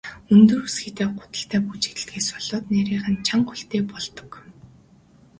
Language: Mongolian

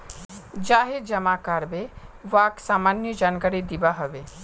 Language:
Magahi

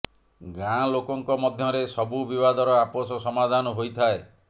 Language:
Odia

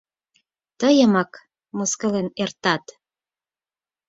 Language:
Mari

